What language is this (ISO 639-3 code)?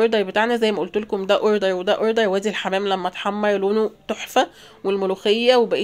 ara